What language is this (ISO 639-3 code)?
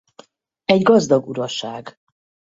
hun